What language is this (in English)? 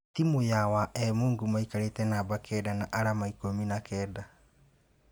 Kikuyu